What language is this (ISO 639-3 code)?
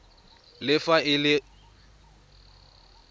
tsn